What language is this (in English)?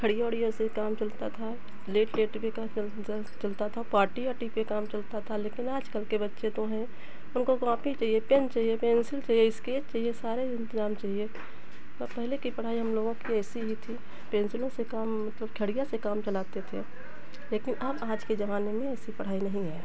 Hindi